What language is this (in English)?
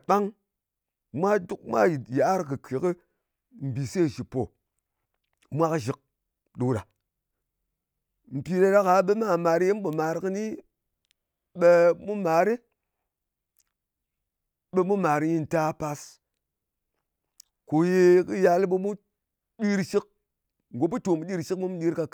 Ngas